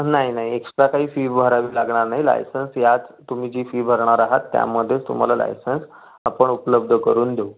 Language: Marathi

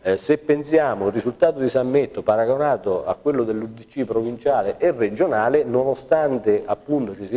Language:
Italian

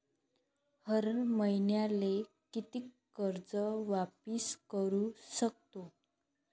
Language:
Marathi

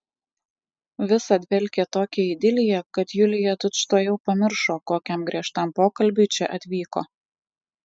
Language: Lithuanian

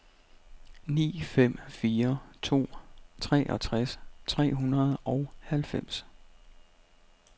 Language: Danish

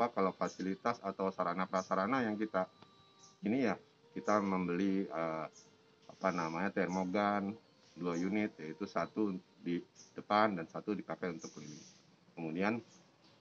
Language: Indonesian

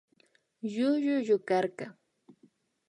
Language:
Imbabura Highland Quichua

